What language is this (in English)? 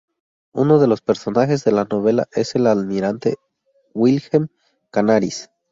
Spanish